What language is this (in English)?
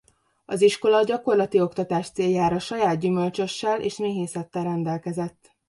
Hungarian